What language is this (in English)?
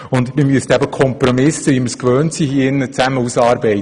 Swiss German